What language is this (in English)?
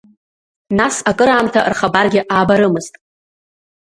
Abkhazian